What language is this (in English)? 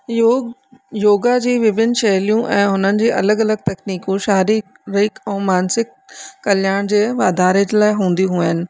Sindhi